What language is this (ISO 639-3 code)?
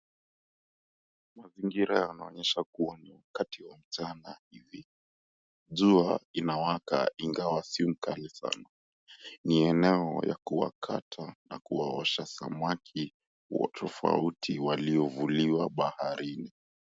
swa